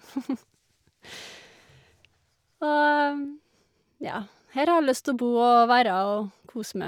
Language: Norwegian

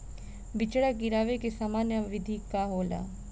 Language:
Bhojpuri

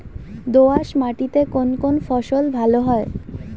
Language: Bangla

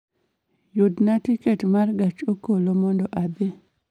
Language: Luo (Kenya and Tanzania)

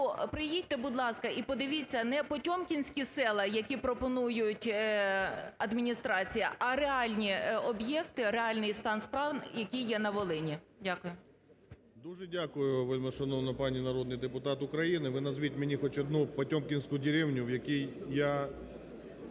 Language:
Ukrainian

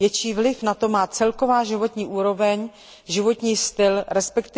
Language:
Czech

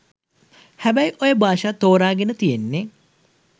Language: Sinhala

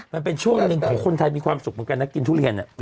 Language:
Thai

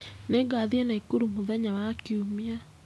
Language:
Kikuyu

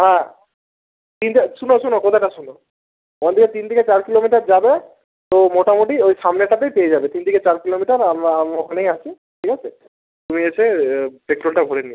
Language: Bangla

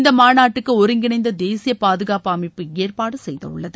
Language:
Tamil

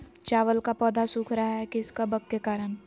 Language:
Magahi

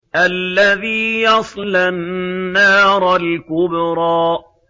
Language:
Arabic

